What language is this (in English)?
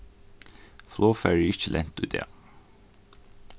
Faroese